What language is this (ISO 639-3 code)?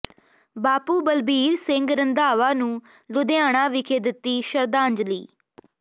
pan